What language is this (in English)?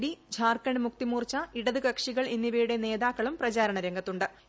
Malayalam